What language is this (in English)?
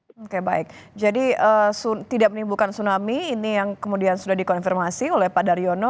Indonesian